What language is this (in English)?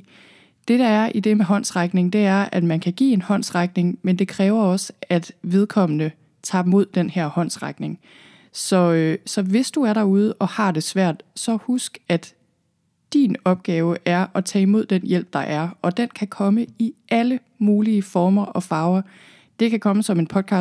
Danish